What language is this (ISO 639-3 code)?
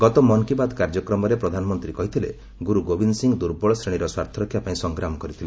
ori